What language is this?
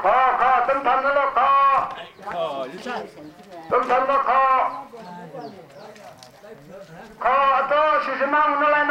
Thai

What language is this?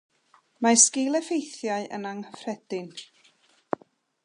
Welsh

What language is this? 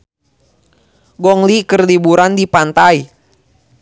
Sundanese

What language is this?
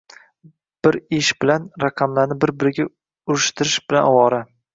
Uzbek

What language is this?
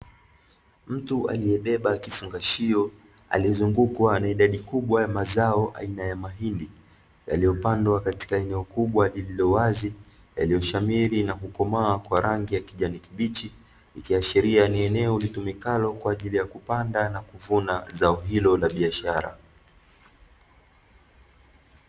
Swahili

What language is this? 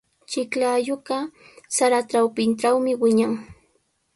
Sihuas Ancash Quechua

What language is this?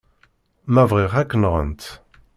Kabyle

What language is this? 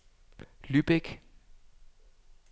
Danish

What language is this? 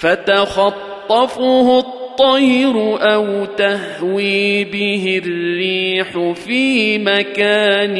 Arabic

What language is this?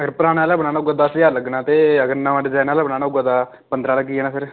Dogri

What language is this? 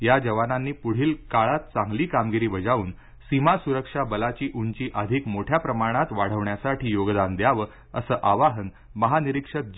Marathi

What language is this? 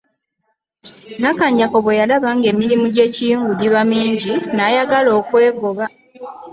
Ganda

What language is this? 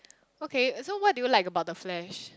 English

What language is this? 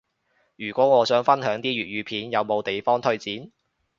Cantonese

